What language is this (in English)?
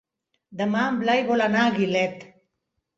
Catalan